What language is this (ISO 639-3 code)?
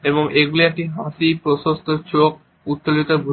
ben